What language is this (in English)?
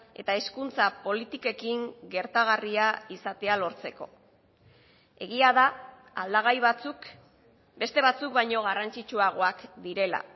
Basque